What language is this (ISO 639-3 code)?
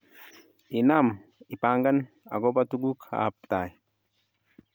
kln